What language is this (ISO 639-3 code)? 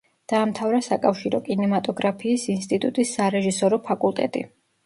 kat